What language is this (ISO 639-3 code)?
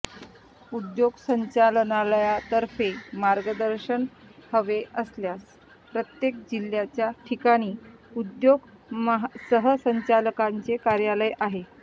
mar